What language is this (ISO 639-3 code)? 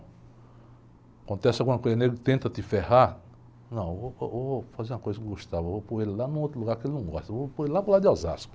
por